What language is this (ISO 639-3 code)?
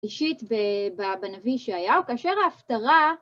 heb